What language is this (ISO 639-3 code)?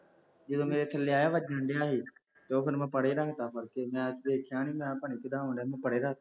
pan